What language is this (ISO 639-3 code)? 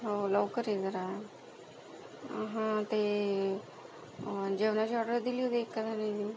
mar